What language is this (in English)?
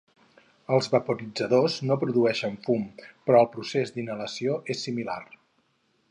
Catalan